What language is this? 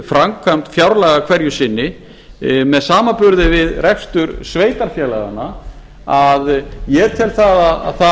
Icelandic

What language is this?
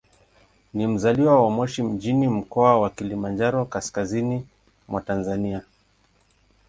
Swahili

